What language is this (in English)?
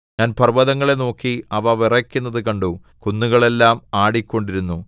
Malayalam